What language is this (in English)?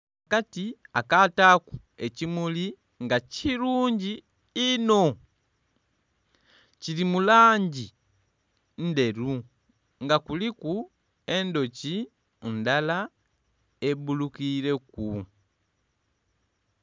Soga